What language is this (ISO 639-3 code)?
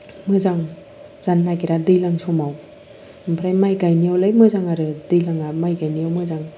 brx